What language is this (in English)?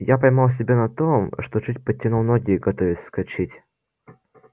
Russian